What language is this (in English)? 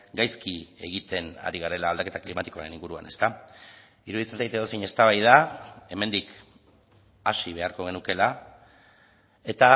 Basque